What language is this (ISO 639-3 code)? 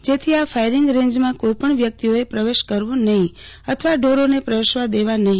guj